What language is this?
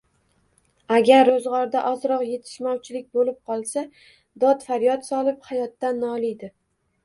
Uzbek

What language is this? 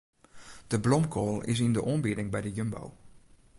Western Frisian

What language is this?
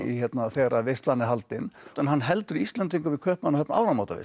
Icelandic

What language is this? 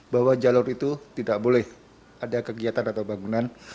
Indonesian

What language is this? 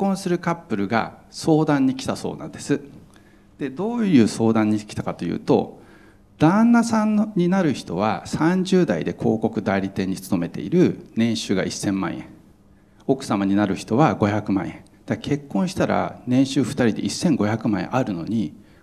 Japanese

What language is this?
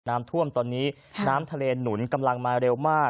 Thai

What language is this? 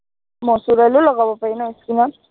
Assamese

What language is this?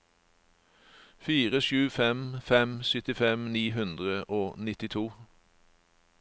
Norwegian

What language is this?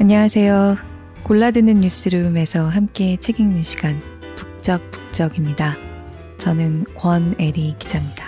Korean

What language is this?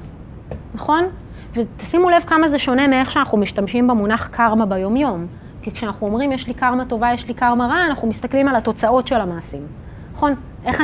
Hebrew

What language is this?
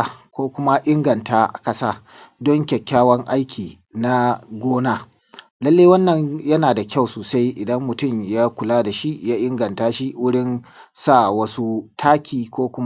Hausa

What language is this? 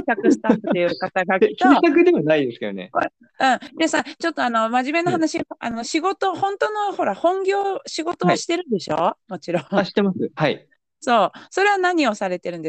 Japanese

